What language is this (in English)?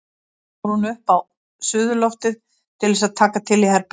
Icelandic